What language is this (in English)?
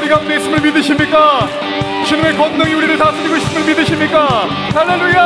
Korean